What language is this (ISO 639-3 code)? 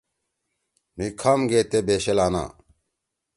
trw